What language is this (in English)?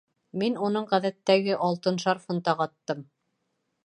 Bashkir